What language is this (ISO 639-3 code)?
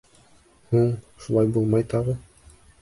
bak